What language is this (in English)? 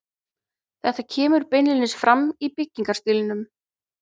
Icelandic